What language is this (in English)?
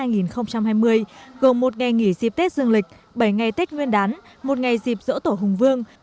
Vietnamese